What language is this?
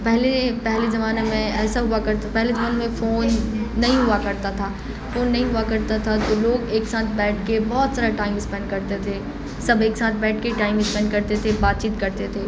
Urdu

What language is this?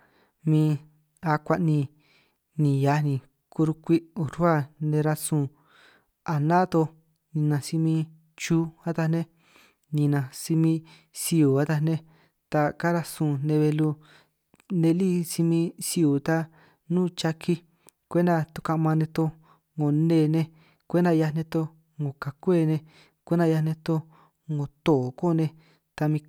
San Martín Itunyoso Triqui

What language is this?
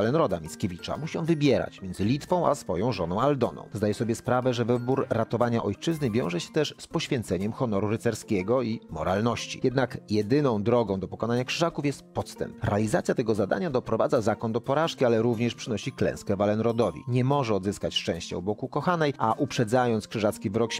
Polish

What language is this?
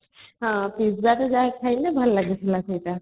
Odia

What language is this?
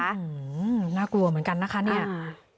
Thai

